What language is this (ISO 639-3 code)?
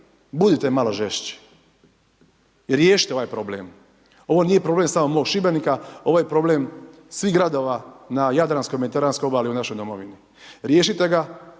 hrv